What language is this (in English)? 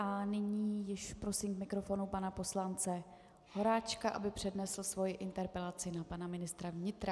Czech